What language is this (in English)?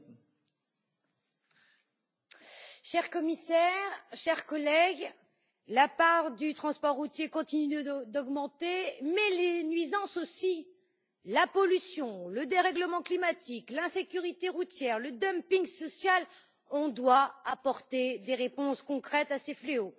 French